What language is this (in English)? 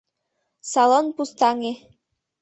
Mari